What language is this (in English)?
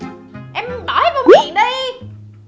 Vietnamese